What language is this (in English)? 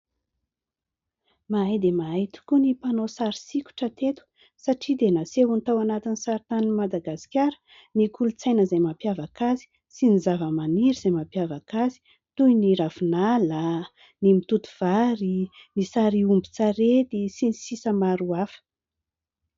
Malagasy